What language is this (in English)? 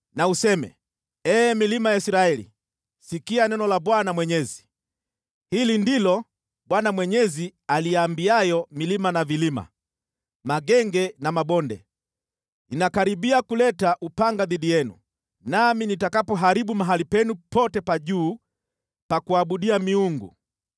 Swahili